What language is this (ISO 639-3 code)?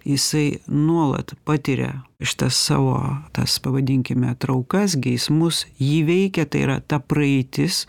lit